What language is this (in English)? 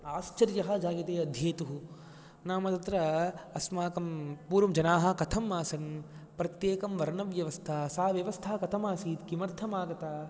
Sanskrit